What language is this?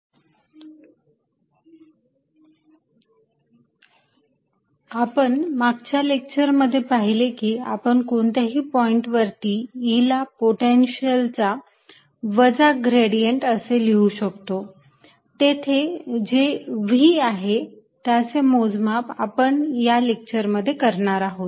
Marathi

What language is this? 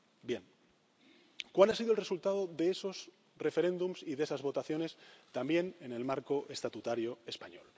Spanish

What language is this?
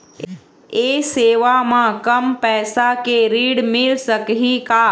Chhattisgarhi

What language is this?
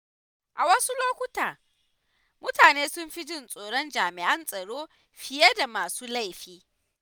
Hausa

